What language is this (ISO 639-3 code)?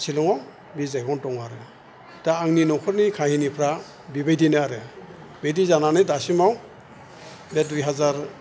brx